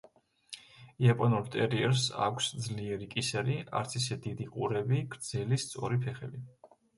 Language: Georgian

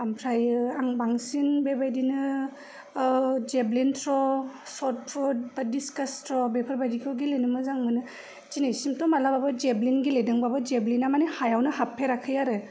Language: Bodo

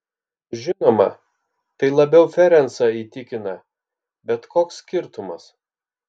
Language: Lithuanian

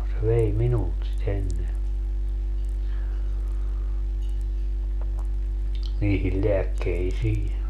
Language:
Finnish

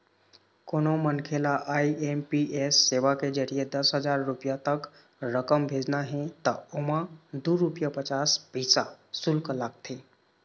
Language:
Chhattisgarhi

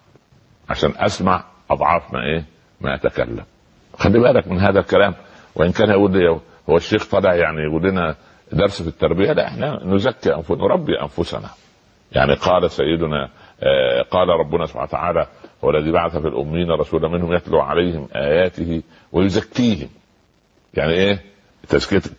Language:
Arabic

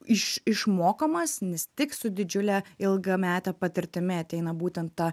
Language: Lithuanian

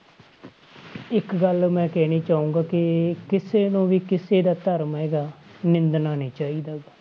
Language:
Punjabi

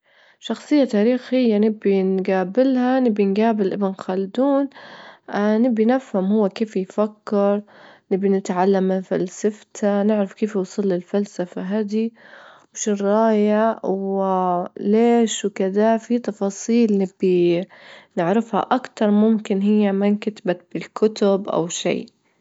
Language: Libyan Arabic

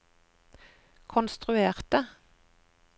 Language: Norwegian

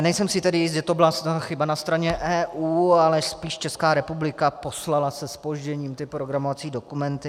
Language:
Czech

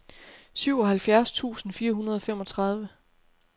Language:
Danish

